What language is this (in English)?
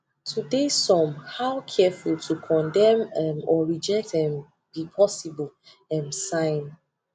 Nigerian Pidgin